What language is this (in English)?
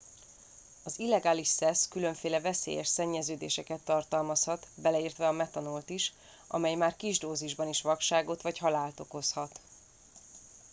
Hungarian